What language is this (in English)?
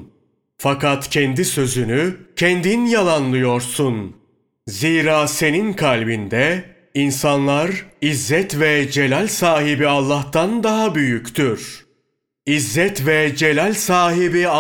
Turkish